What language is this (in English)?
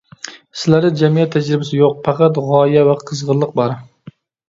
Uyghur